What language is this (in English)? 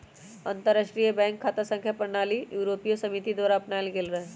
Magahi